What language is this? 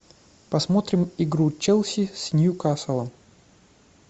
Russian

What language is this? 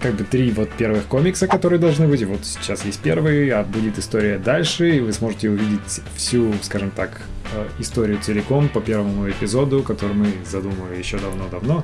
Russian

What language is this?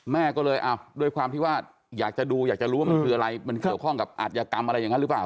Thai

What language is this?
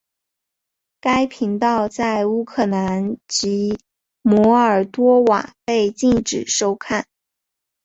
Chinese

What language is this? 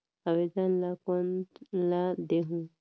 Chhattisgarhi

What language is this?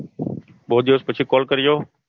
Gujarati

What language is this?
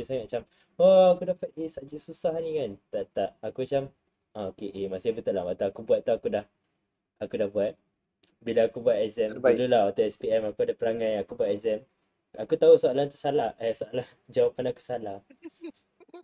Malay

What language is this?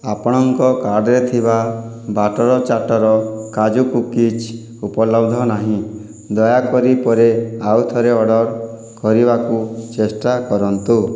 Odia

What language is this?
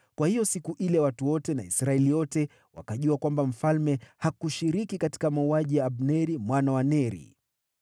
Swahili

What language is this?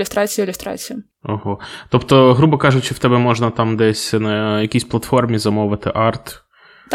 Ukrainian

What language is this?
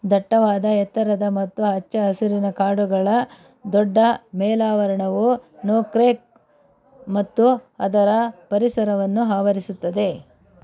Kannada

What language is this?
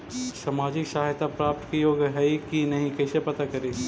Magahi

